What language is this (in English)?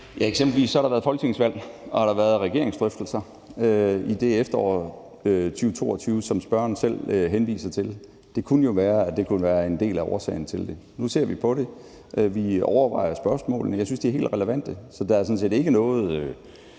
Danish